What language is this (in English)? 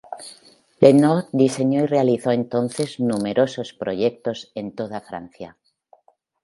Spanish